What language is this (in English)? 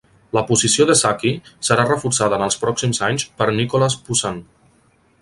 Catalan